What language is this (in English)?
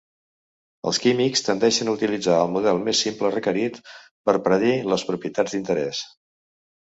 Catalan